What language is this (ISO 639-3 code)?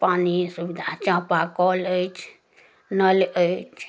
mai